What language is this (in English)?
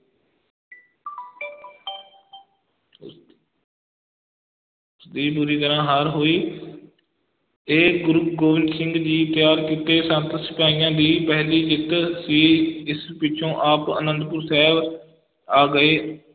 Punjabi